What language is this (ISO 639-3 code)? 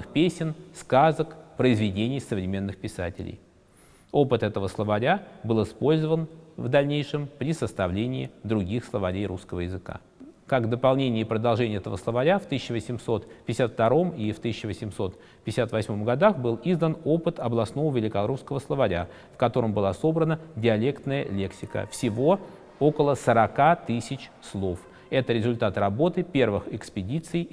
rus